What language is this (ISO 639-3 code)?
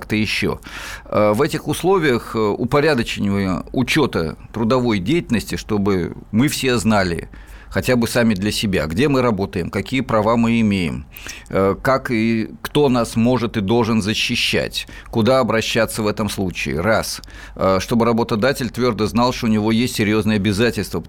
rus